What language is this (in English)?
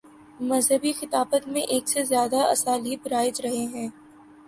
Urdu